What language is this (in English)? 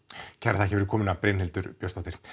Icelandic